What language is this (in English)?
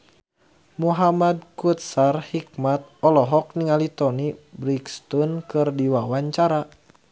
Sundanese